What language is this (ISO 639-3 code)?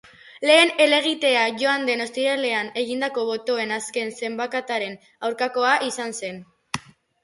eus